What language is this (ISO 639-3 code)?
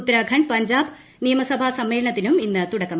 mal